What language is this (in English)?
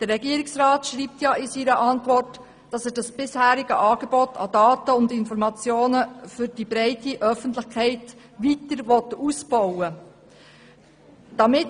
Swiss German